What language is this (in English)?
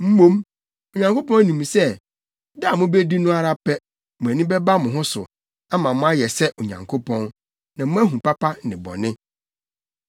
Akan